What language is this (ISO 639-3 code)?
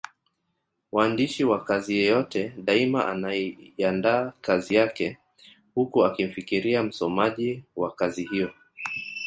swa